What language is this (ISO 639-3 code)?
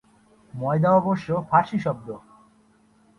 ben